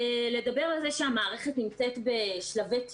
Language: Hebrew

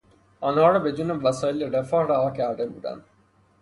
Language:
Persian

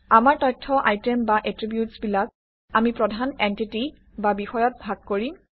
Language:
Assamese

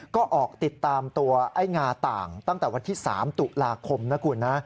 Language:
Thai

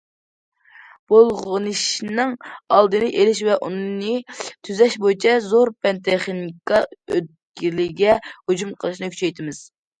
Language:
Uyghur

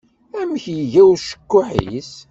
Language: Kabyle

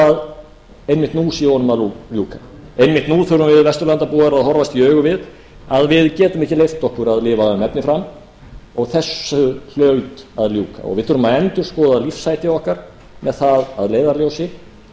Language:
Icelandic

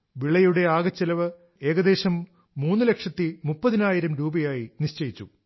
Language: Malayalam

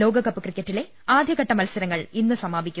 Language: Malayalam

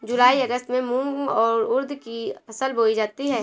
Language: Hindi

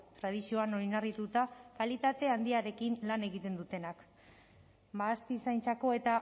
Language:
Basque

